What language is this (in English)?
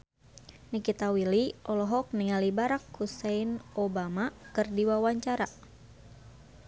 Sundanese